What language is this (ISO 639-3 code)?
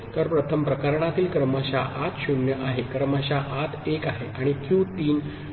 mar